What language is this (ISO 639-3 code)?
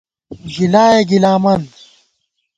gwt